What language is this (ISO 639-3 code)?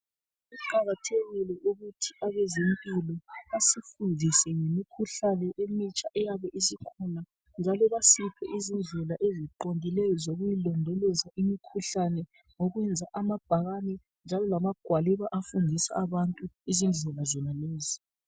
nde